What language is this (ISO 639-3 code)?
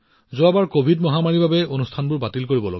asm